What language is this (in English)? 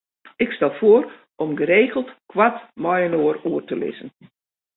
Western Frisian